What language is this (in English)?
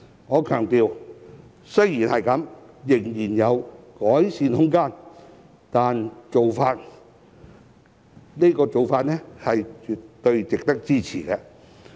Cantonese